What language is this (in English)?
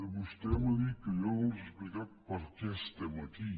Catalan